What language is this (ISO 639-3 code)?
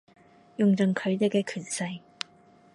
yue